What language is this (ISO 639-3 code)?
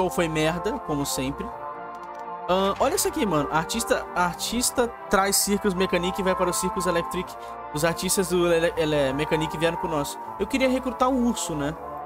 por